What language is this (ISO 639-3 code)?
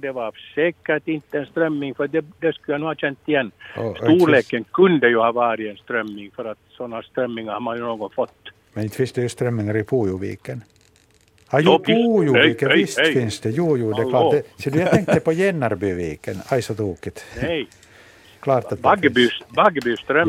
swe